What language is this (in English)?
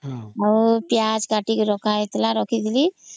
Odia